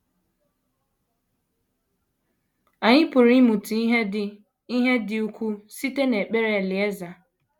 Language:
Igbo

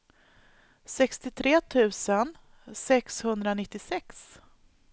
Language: Swedish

